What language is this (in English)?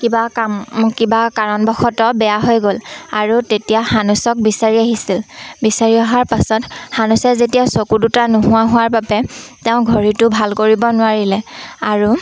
Assamese